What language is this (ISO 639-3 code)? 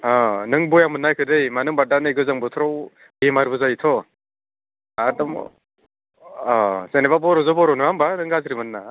brx